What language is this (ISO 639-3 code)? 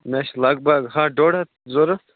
kas